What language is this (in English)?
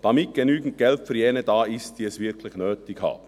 Swiss German